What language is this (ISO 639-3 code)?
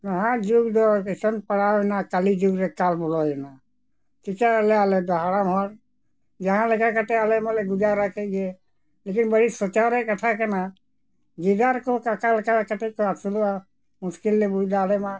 sat